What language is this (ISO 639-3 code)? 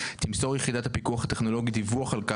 heb